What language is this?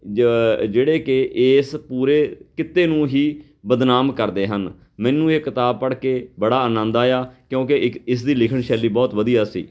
Punjabi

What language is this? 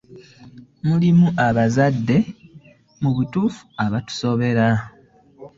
Ganda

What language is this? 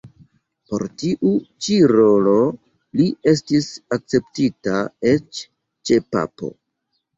Esperanto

